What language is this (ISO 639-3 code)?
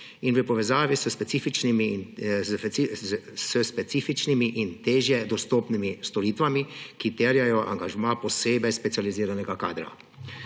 slv